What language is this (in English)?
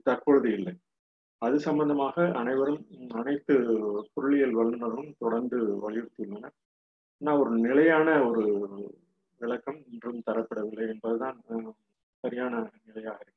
Tamil